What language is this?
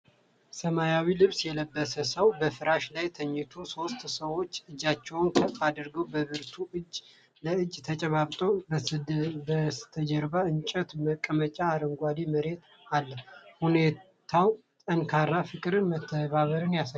Amharic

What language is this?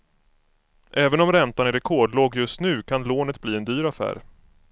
Swedish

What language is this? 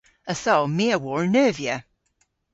Cornish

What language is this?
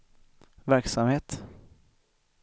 Swedish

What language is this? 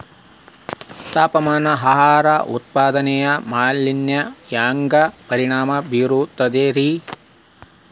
Kannada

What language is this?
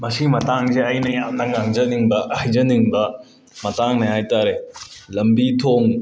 Manipuri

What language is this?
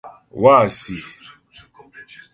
Ghomala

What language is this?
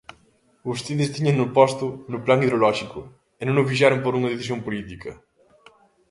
Galician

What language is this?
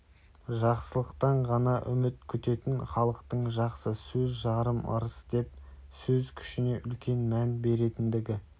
Kazakh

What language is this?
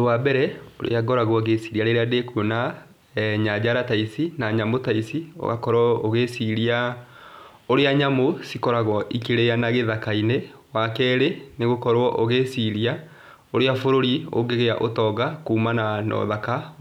Kikuyu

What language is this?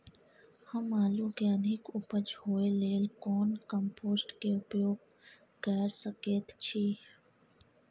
Maithili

